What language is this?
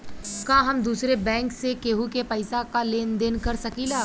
Bhojpuri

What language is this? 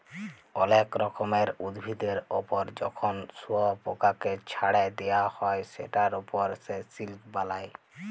Bangla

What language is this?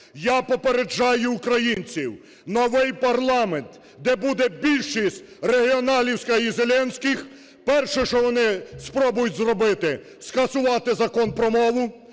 Ukrainian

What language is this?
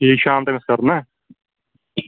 Kashmiri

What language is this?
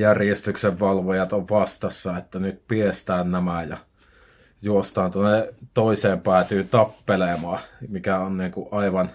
Finnish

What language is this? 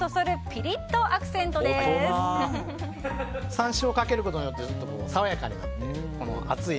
Japanese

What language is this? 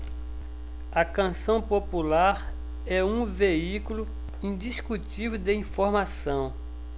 Portuguese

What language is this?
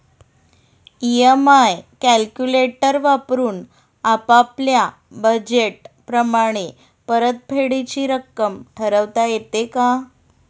Marathi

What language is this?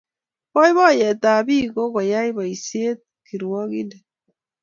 Kalenjin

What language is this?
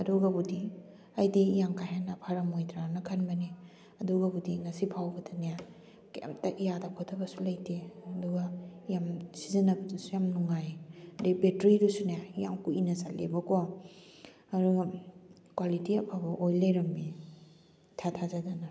Manipuri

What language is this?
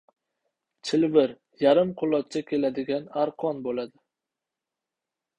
Uzbek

